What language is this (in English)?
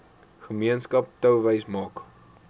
Afrikaans